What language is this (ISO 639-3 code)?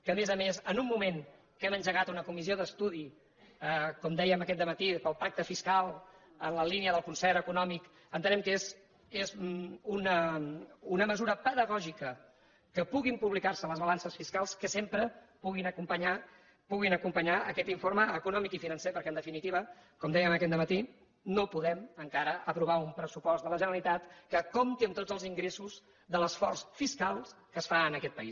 cat